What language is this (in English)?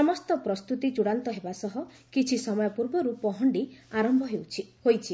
Odia